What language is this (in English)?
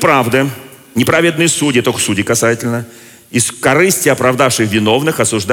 Russian